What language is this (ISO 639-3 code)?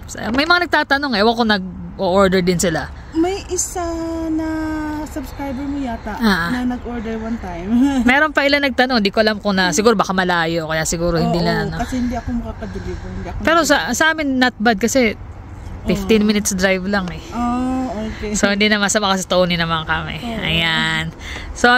fil